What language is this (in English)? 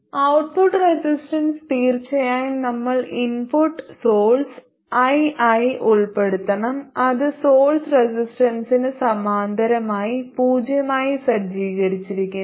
Malayalam